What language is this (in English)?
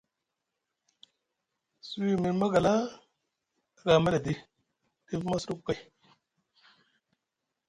Musgu